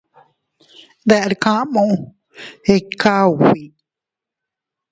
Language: Teutila Cuicatec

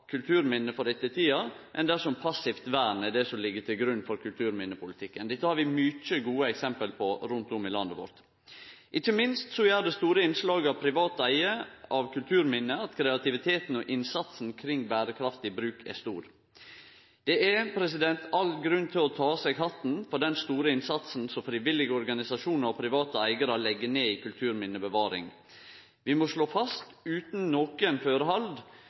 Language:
Norwegian Nynorsk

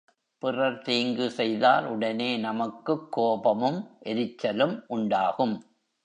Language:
Tamil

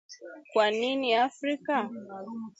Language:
Swahili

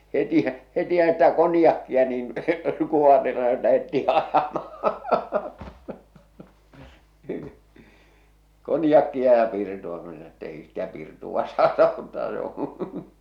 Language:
Finnish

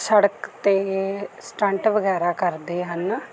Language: Punjabi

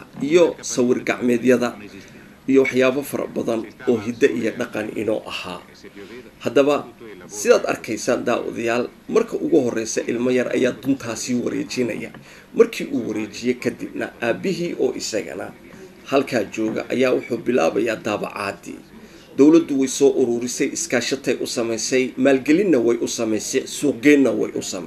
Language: Italian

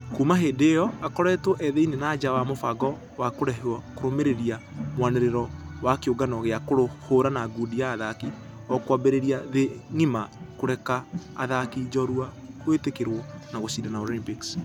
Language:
Kikuyu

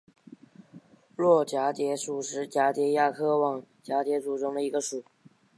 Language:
Chinese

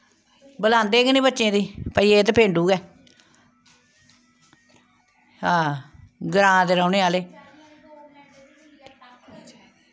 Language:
Dogri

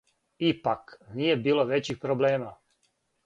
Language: Serbian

